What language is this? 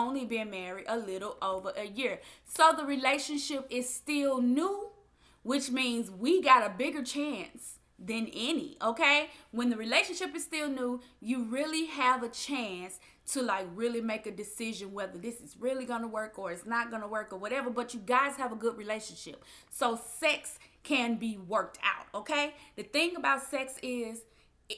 English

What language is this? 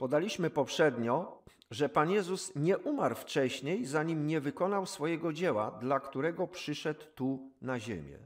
Polish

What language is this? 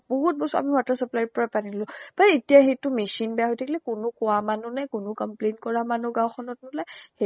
Assamese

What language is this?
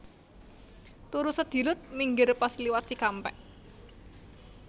Javanese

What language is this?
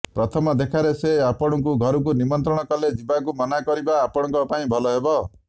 Odia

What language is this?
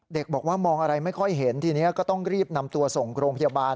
Thai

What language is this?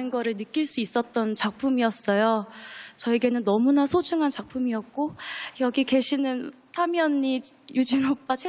Korean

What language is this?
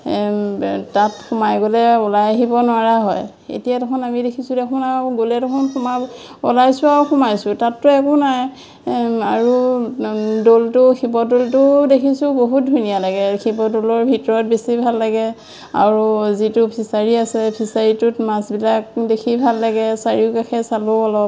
Assamese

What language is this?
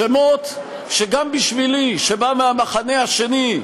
Hebrew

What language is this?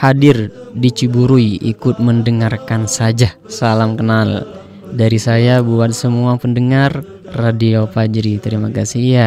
Indonesian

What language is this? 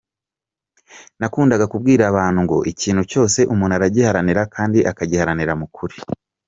Kinyarwanda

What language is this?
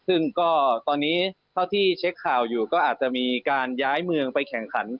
Thai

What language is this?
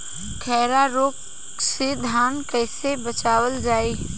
Bhojpuri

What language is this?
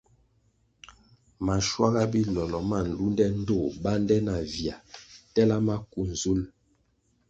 Kwasio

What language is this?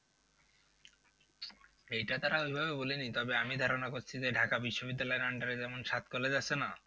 Bangla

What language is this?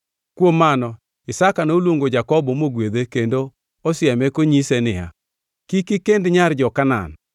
Luo (Kenya and Tanzania)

